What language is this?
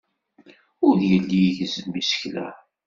Kabyle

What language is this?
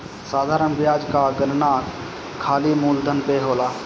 Bhojpuri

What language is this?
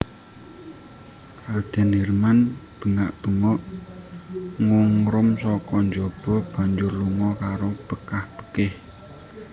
Javanese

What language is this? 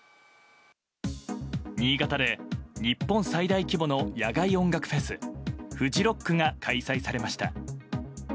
Japanese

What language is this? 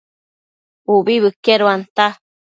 Matsés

